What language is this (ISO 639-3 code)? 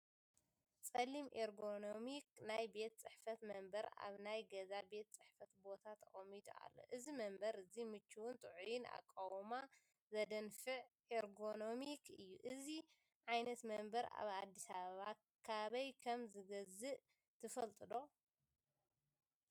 tir